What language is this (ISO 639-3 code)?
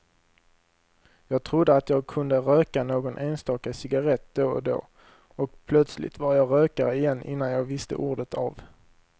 swe